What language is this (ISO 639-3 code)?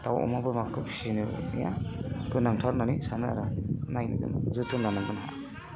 brx